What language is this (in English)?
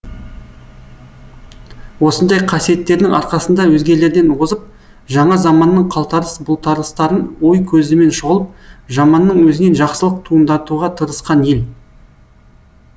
Kazakh